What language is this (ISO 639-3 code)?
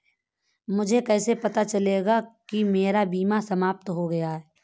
hin